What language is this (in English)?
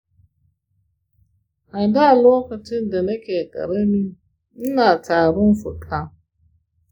Hausa